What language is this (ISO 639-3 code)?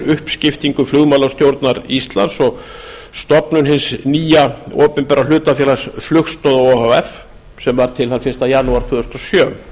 isl